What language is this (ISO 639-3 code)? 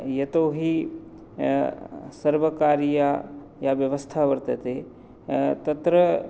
san